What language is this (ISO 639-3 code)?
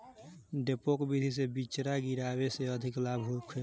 bho